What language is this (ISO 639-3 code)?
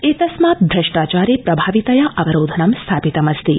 san